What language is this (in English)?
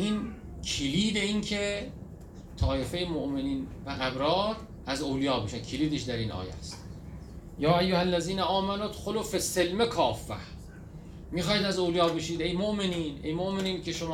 Persian